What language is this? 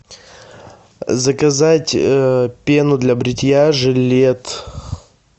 Russian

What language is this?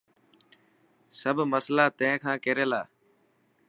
Dhatki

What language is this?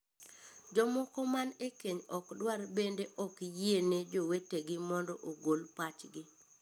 Luo (Kenya and Tanzania)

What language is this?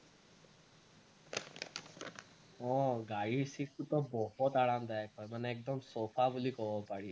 Assamese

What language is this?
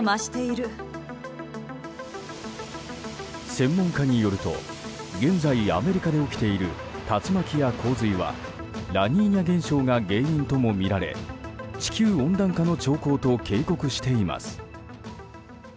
Japanese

